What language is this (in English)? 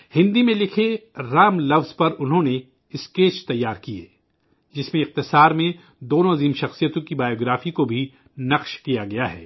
Urdu